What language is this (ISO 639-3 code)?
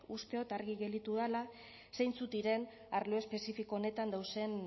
eus